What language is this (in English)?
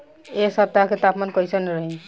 Bhojpuri